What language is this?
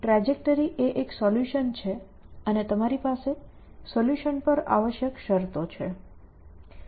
Gujarati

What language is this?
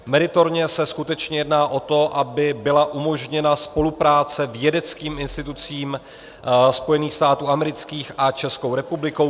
Czech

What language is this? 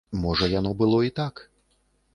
Belarusian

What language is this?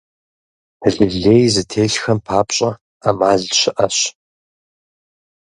Kabardian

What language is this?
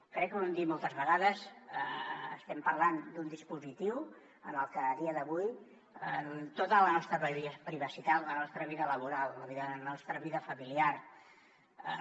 Catalan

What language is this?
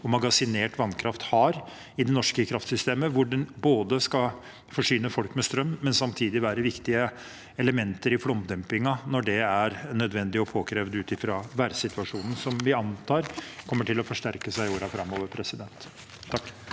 Norwegian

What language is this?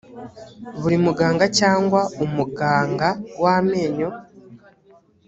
Kinyarwanda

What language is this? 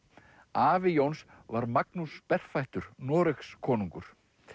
Icelandic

